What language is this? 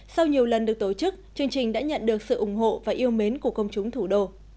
Vietnamese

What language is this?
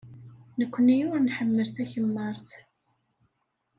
Kabyle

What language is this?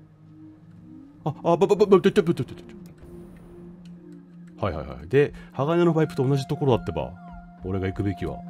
Japanese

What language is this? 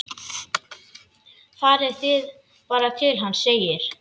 Icelandic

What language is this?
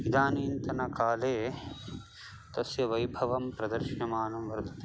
Sanskrit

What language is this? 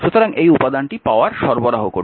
Bangla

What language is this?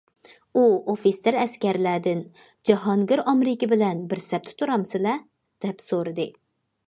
Uyghur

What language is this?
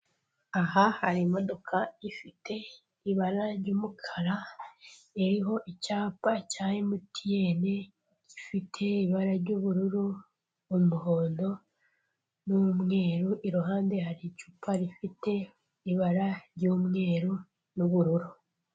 Kinyarwanda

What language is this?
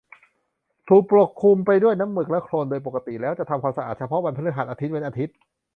Thai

